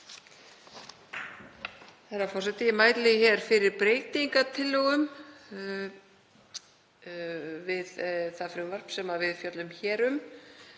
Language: Icelandic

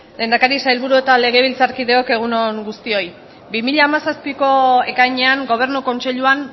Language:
Basque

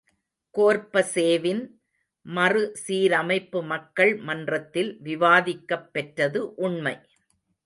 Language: Tamil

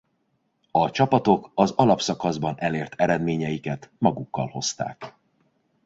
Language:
Hungarian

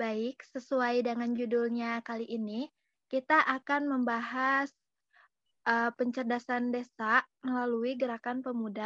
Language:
Indonesian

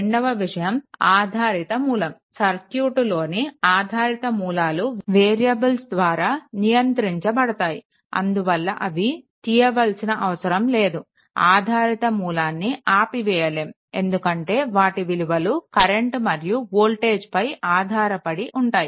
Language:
Telugu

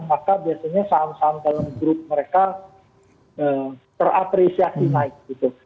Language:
Indonesian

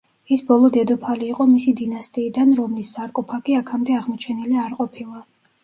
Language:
Georgian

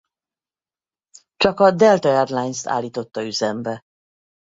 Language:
Hungarian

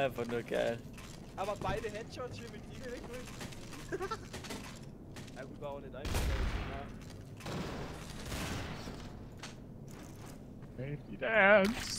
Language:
German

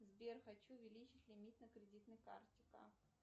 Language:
Russian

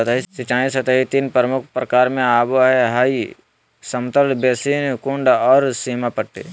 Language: Magahi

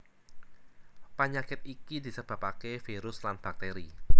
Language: Javanese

